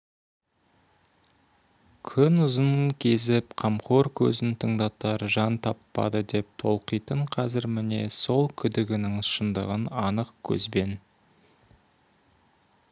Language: Kazakh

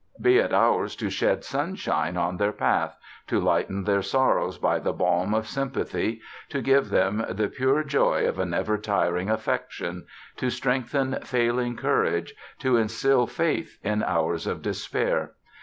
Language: English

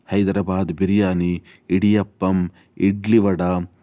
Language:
Kannada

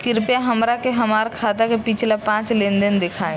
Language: Bhojpuri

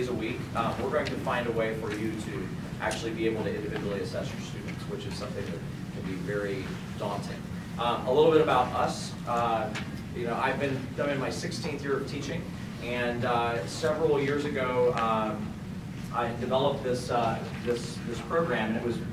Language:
English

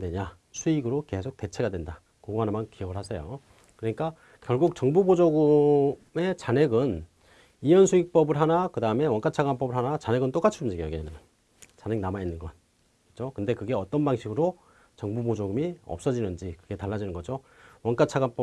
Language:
Korean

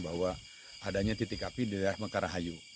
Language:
Indonesian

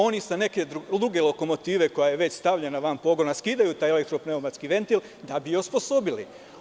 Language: Serbian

